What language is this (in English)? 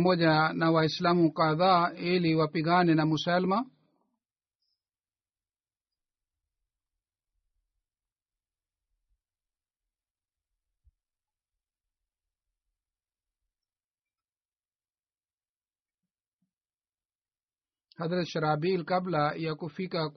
Swahili